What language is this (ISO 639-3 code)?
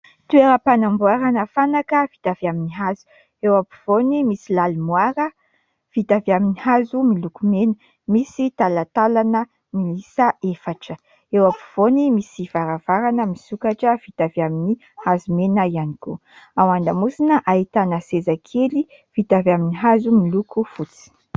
mlg